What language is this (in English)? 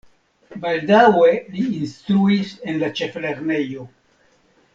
Esperanto